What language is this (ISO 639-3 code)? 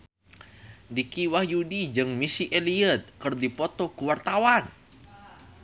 sun